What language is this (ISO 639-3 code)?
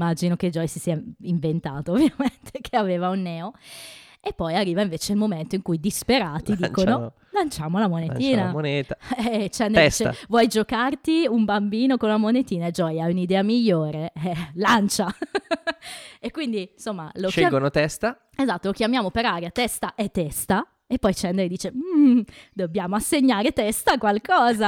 ita